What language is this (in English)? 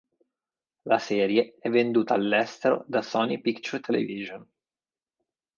Italian